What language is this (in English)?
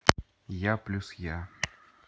Russian